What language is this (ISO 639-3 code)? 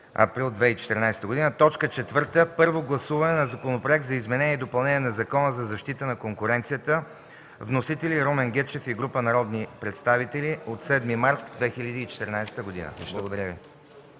bul